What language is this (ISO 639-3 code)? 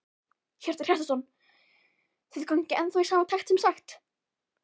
isl